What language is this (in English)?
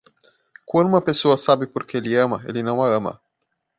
Portuguese